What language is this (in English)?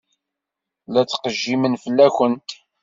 Kabyle